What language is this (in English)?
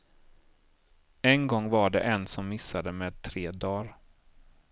Swedish